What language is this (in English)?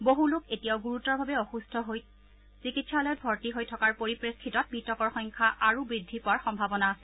Assamese